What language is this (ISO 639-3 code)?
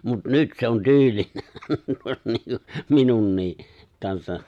fin